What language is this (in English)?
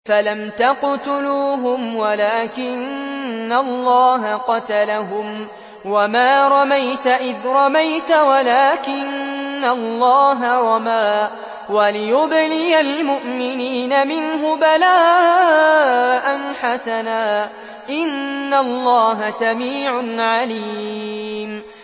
Arabic